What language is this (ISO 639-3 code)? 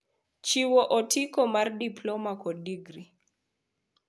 luo